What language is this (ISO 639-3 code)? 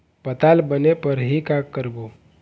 hne